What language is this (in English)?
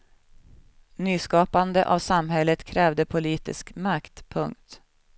Swedish